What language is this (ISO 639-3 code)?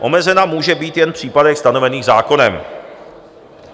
ces